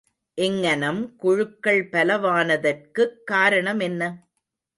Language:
Tamil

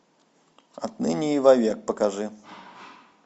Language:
Russian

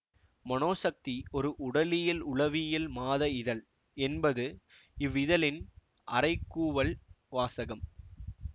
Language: Tamil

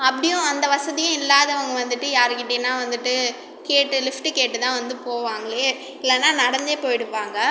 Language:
Tamil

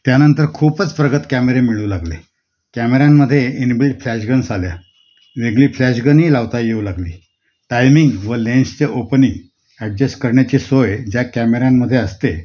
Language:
Marathi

